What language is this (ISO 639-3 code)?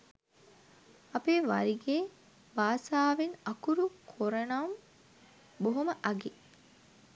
sin